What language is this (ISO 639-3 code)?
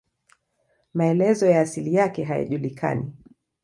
swa